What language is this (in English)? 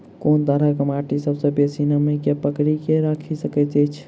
Maithili